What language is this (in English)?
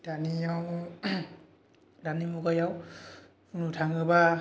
Bodo